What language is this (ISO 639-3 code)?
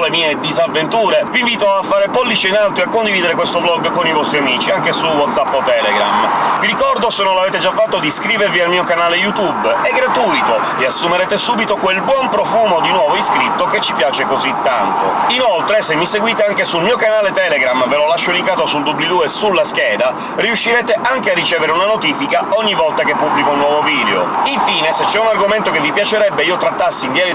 ita